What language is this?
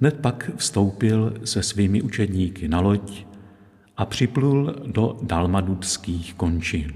Czech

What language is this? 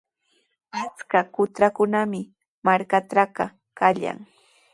Sihuas Ancash Quechua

